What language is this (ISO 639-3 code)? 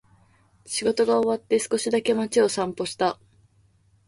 jpn